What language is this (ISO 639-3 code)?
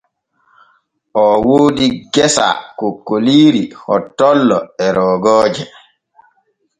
fue